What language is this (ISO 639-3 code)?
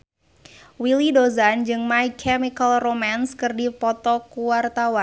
sun